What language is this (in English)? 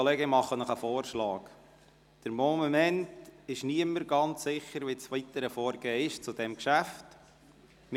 Swiss German